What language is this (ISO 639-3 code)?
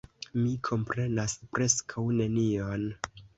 epo